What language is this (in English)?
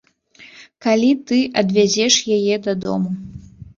Belarusian